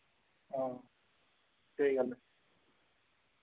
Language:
Dogri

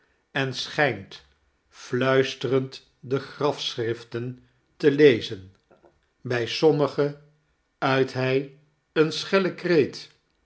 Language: Dutch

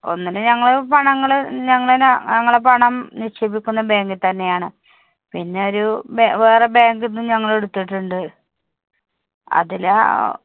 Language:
Malayalam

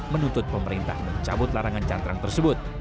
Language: Indonesian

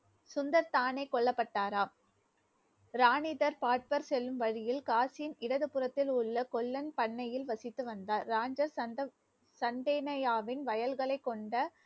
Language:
Tamil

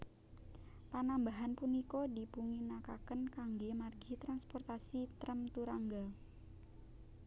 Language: Javanese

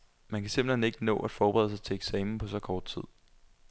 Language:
Danish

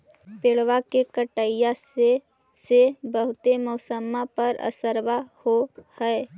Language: Magahi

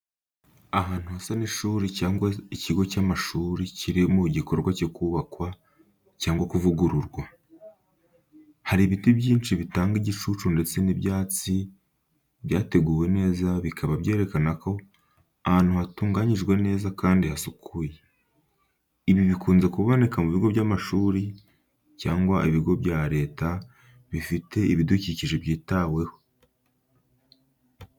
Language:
Kinyarwanda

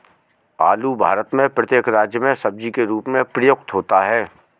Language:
Hindi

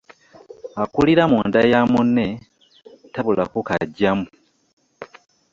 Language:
Ganda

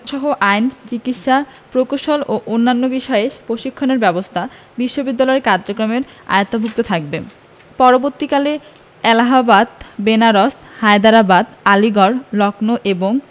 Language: Bangla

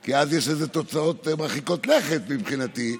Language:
Hebrew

